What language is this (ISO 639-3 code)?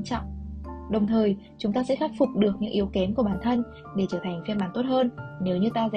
vie